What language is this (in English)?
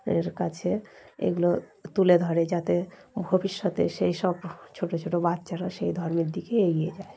Bangla